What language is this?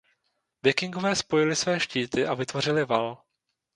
Czech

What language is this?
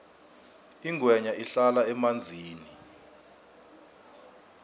South Ndebele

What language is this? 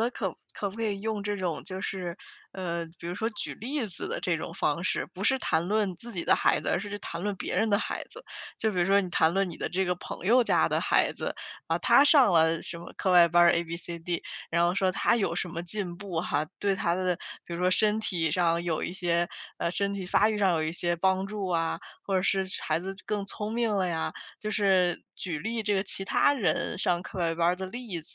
Chinese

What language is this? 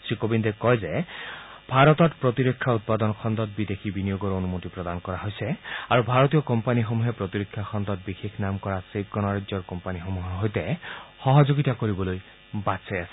Assamese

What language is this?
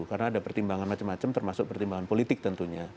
Indonesian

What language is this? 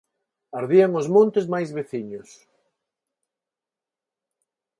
Galician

